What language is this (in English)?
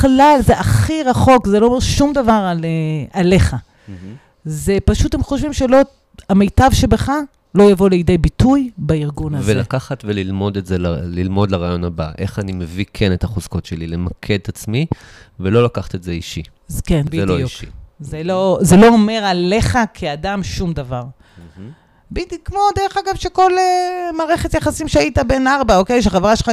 Hebrew